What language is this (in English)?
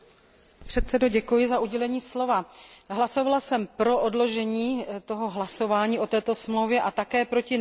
Czech